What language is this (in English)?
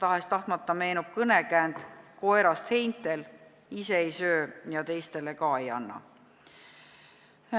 Estonian